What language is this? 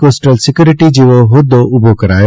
Gujarati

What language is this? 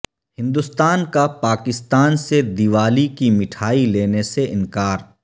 Urdu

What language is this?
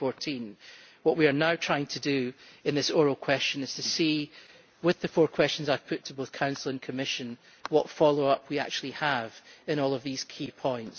English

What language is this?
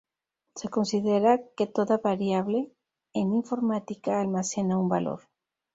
Spanish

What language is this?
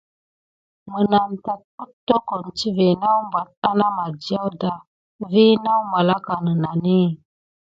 Gidar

